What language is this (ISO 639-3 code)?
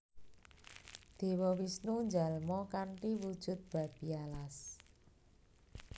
jav